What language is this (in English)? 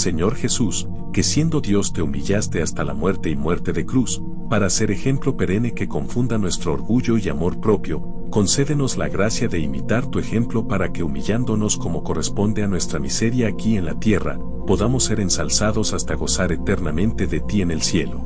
Spanish